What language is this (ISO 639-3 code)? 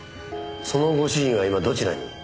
jpn